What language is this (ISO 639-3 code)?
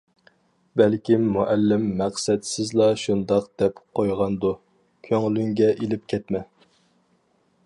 uig